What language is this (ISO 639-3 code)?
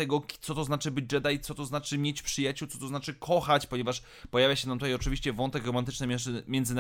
pol